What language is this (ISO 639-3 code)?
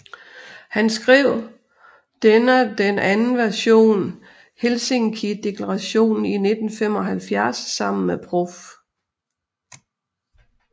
dan